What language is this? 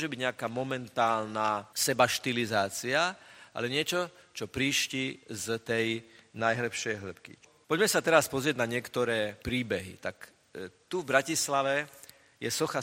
Slovak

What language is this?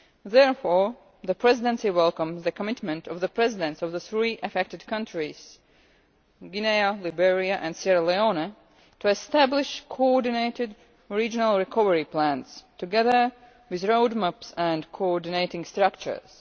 English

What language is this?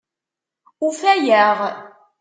Kabyle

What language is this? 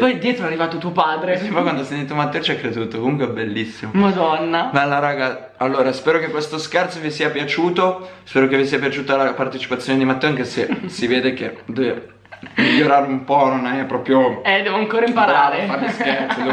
Italian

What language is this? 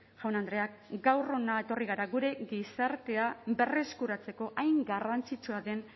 Basque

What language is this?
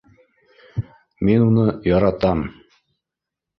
Bashkir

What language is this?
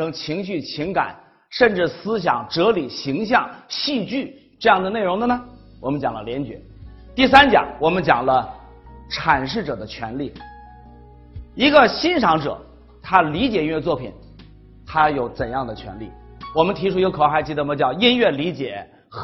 Chinese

